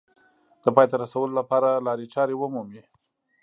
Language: Pashto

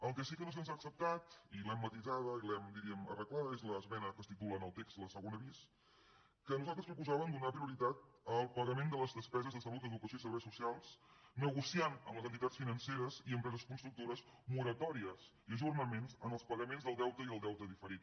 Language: Catalan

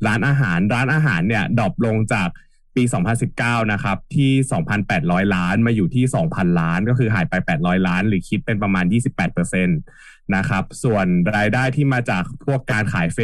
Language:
Thai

